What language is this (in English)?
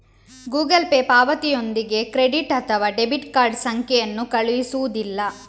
Kannada